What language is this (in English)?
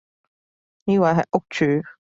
Cantonese